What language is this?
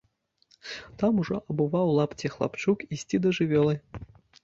Belarusian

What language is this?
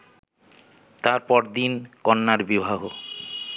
Bangla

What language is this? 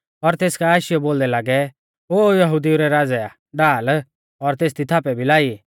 Mahasu Pahari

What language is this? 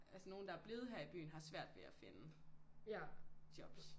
Danish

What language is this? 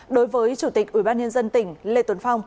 Vietnamese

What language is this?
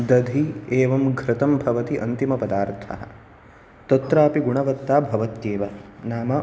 Sanskrit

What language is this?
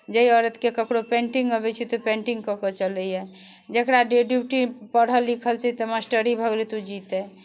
Maithili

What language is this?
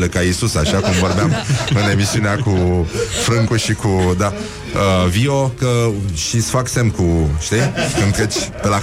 Romanian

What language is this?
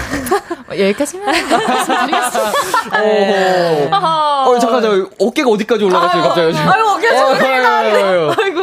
Korean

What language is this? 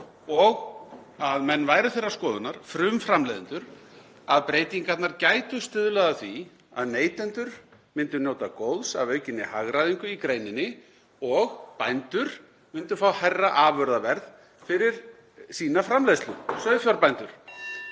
Icelandic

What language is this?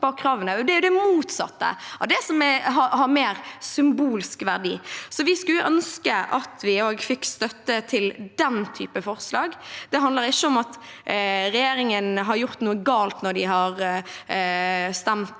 Norwegian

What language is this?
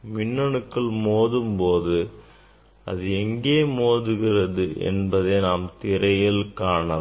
Tamil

